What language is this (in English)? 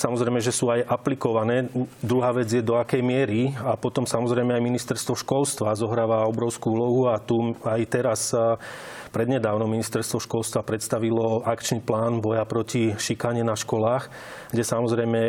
Slovak